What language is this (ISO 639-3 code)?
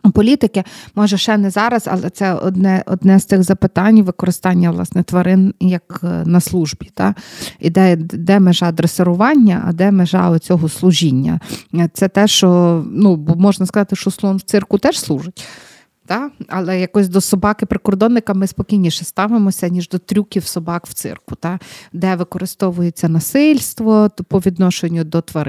ukr